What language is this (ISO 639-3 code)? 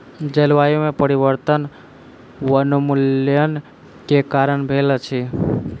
mai